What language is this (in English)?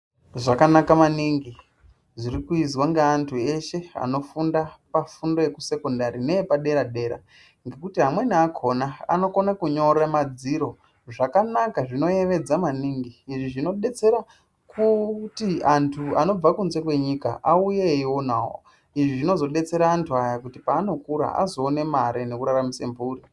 Ndau